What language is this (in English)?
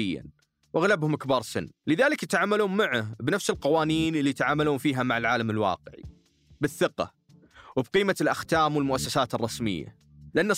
Arabic